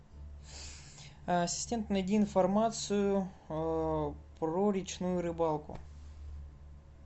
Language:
Russian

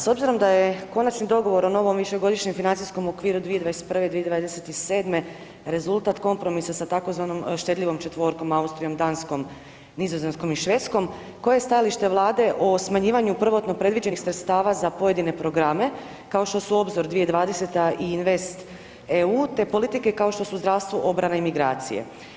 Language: Croatian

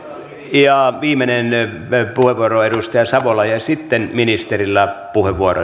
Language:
Finnish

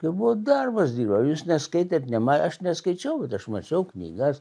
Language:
Lithuanian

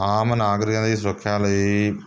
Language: Punjabi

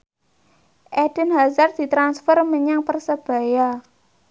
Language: Javanese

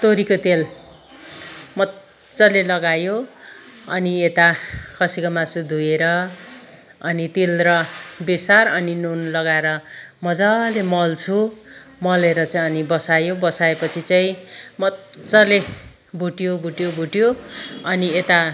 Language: Nepali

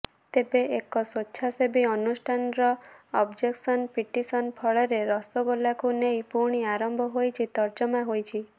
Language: Odia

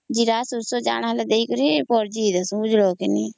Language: Odia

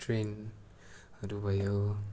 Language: Nepali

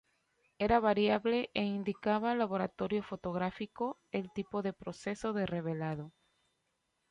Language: Spanish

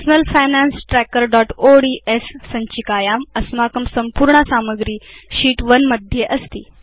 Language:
Sanskrit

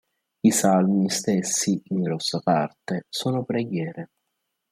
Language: Italian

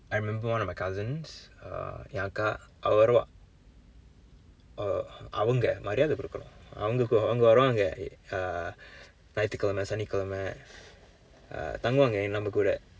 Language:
English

